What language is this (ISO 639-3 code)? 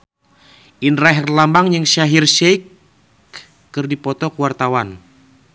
sun